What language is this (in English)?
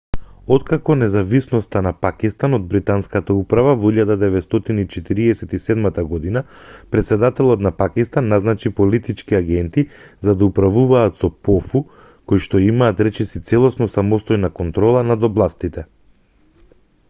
Macedonian